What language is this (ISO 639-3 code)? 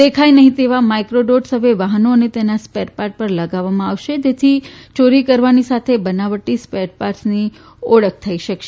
guj